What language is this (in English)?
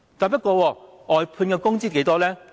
Cantonese